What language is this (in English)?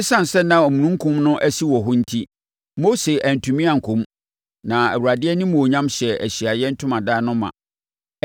Akan